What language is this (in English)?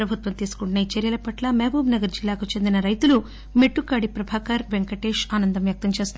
Telugu